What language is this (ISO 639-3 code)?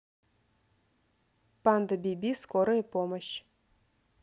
rus